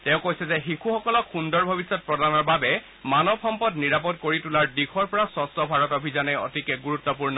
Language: Assamese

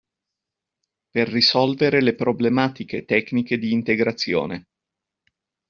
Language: Italian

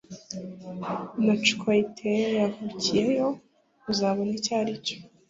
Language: Kinyarwanda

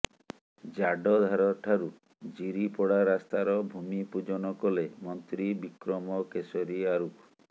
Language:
Odia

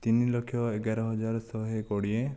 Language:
Odia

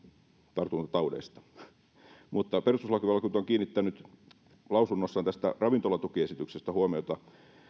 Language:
Finnish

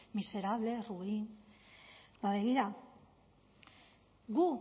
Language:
Basque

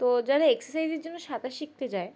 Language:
Bangla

